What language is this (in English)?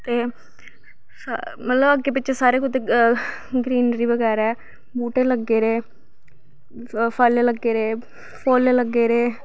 Dogri